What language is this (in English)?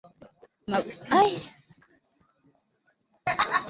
Swahili